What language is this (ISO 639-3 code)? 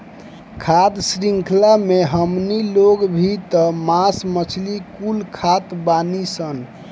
bho